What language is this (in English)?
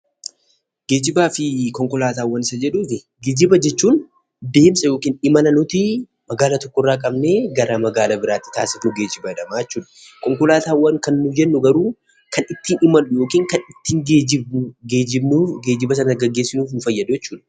Oromo